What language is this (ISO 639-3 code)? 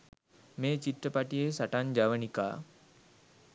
sin